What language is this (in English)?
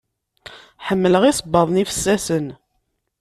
Kabyle